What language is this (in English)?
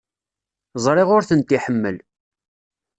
Kabyle